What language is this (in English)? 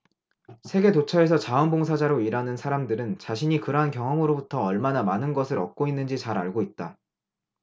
Korean